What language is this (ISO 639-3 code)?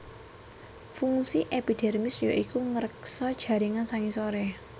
jav